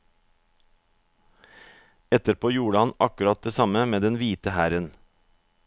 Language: Norwegian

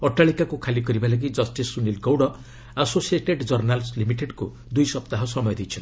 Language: Odia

